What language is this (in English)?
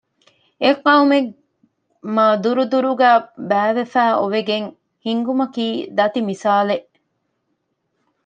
Divehi